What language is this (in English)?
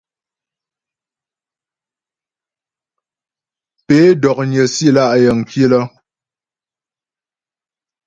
Ghomala